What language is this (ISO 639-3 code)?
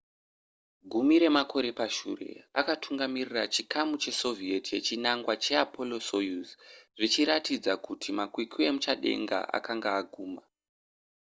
sna